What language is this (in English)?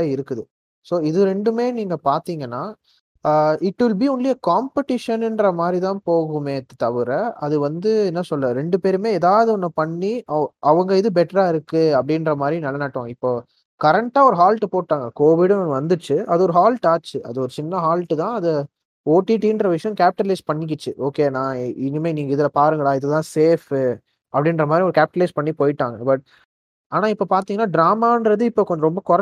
Tamil